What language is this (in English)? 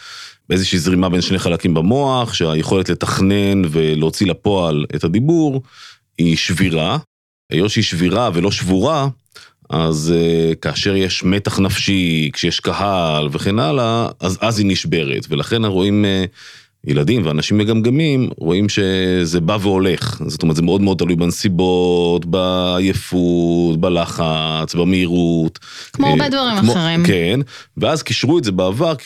Hebrew